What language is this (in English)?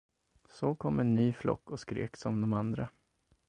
Swedish